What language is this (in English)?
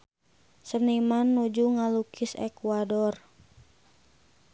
Sundanese